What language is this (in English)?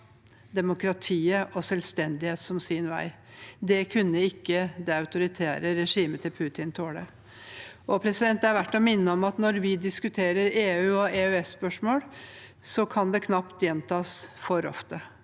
Norwegian